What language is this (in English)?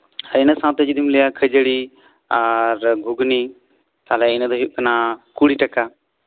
Santali